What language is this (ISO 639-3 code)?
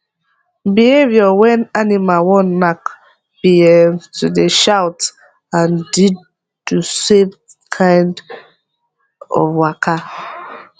pcm